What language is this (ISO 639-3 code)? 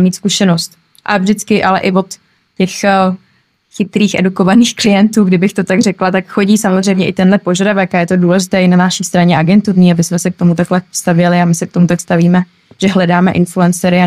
ces